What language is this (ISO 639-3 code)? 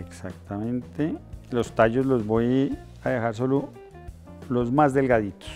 spa